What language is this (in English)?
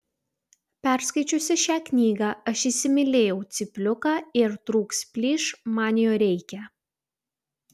Lithuanian